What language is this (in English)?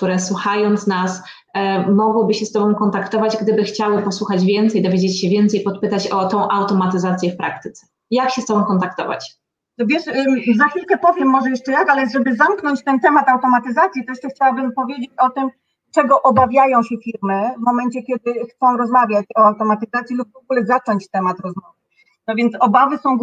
Polish